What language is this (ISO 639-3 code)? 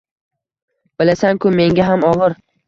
uzb